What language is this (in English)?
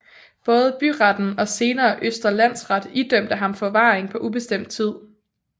Danish